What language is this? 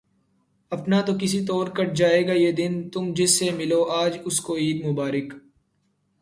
Urdu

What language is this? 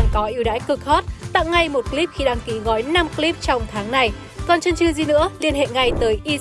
Vietnamese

